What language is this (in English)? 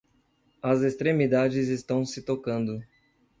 Portuguese